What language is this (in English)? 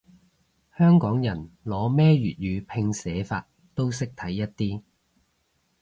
Cantonese